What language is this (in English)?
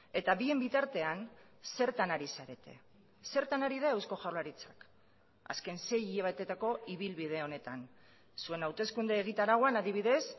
Basque